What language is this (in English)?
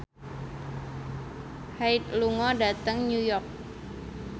Javanese